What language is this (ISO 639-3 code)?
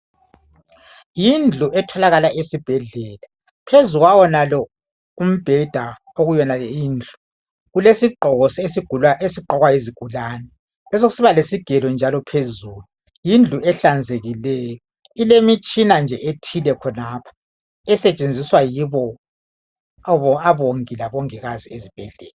nde